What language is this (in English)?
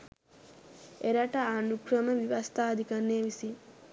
Sinhala